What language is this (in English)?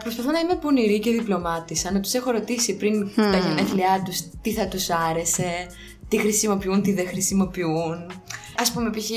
Greek